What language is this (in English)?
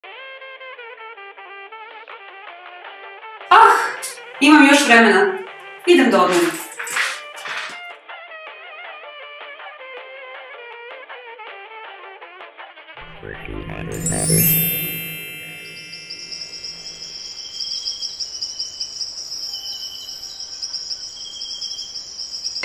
Romanian